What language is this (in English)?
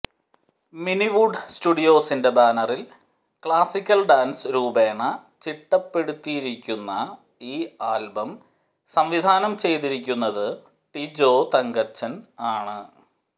Malayalam